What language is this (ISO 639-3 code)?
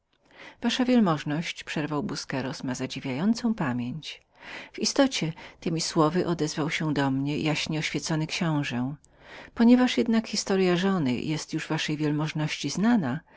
pol